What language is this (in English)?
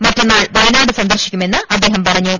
Malayalam